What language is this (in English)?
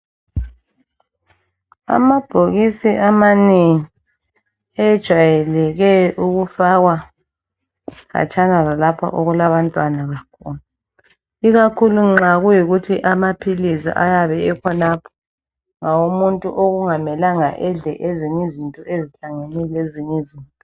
North Ndebele